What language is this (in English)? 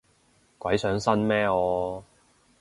Cantonese